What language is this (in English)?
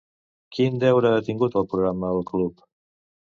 Catalan